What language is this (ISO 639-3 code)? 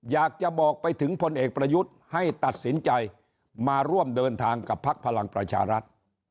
tha